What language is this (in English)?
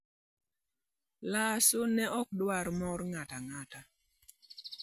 Luo (Kenya and Tanzania)